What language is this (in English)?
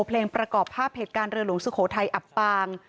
Thai